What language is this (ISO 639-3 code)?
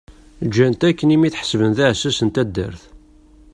kab